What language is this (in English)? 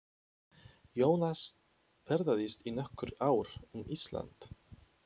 Icelandic